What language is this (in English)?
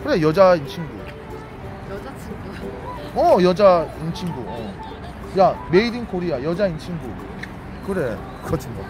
Korean